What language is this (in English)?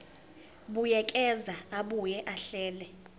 Zulu